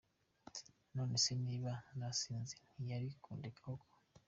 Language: Kinyarwanda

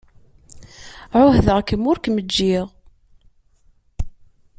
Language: Kabyle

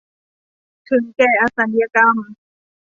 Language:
Thai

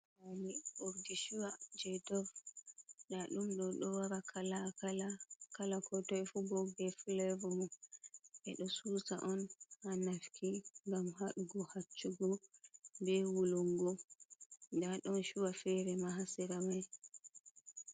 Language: Fula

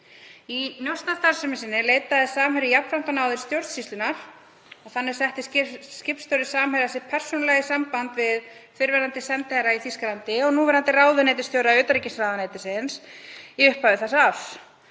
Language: Icelandic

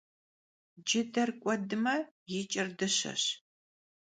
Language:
Kabardian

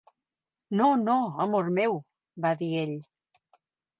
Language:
Catalan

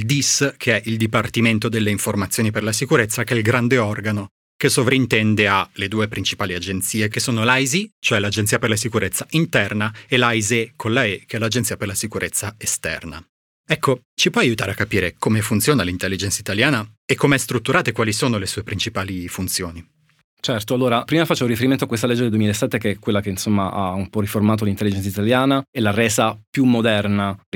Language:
Italian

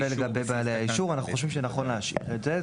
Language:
Hebrew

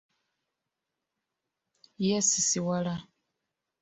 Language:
Ganda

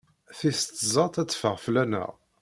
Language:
Kabyle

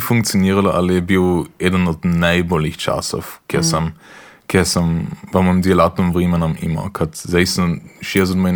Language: Croatian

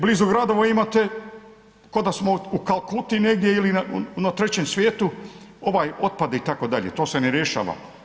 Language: Croatian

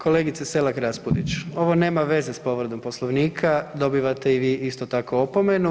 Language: Croatian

